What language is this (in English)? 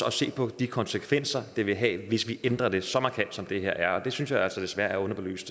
Danish